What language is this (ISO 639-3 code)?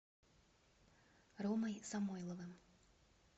rus